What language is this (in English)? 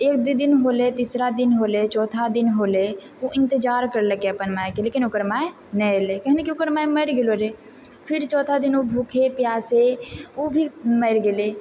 Maithili